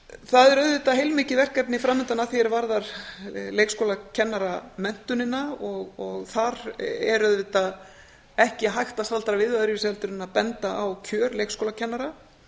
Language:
Icelandic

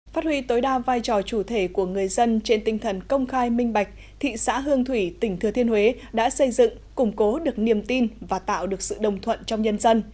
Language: Vietnamese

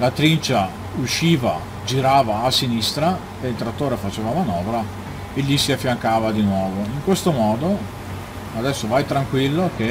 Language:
Italian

